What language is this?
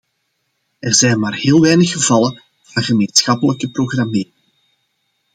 Dutch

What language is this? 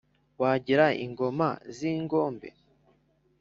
Kinyarwanda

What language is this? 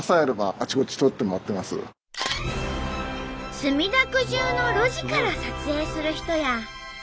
Japanese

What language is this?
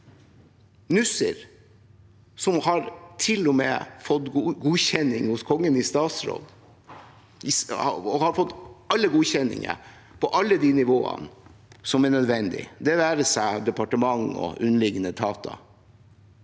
Norwegian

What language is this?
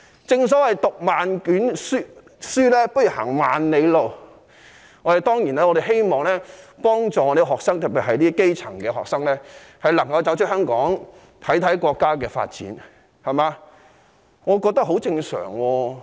Cantonese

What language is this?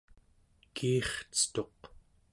Central Yupik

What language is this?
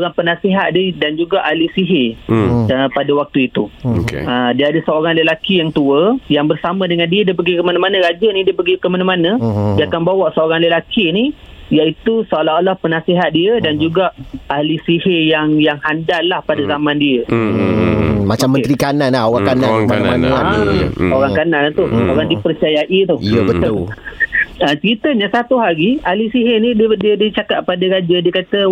Malay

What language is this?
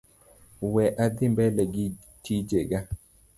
Luo (Kenya and Tanzania)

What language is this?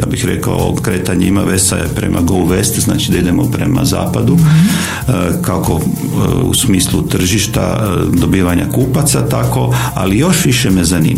Croatian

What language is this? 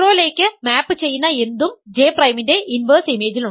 Malayalam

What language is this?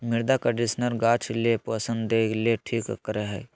Magahi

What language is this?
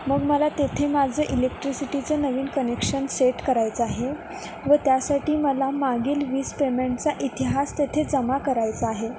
Marathi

